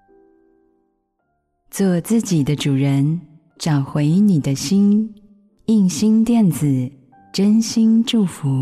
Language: Chinese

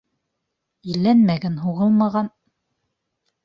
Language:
Bashkir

